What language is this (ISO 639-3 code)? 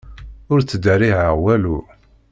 kab